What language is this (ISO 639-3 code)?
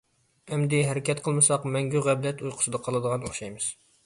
uig